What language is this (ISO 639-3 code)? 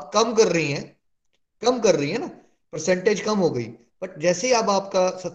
hin